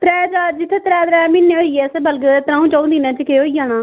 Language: Dogri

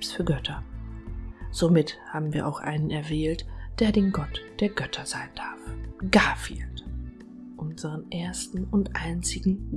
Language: German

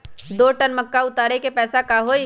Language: Magahi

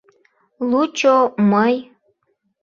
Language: Mari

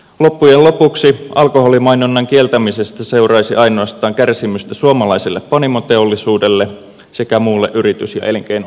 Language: Finnish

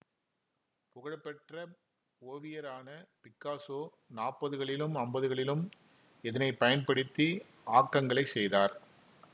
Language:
Tamil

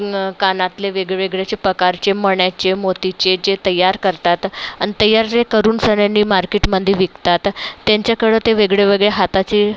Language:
Marathi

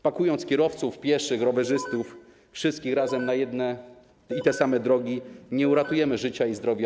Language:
Polish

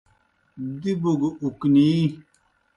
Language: Kohistani Shina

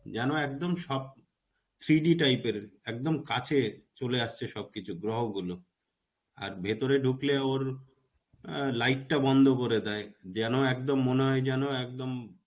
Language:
Bangla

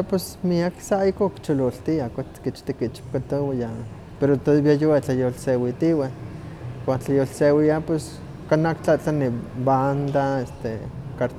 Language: Huaxcaleca Nahuatl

